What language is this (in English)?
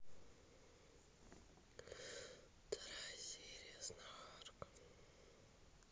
Russian